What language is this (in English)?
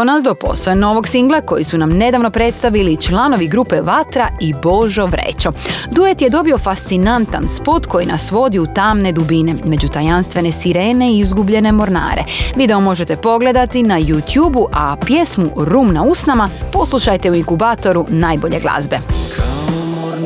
Croatian